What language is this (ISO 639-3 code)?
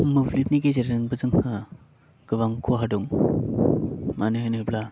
brx